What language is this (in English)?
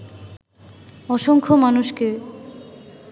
Bangla